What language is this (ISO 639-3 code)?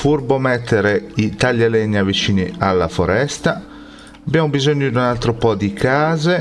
ita